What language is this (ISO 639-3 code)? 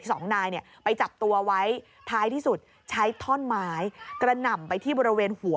tha